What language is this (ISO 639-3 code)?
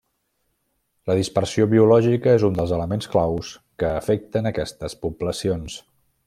cat